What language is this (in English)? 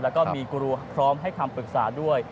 Thai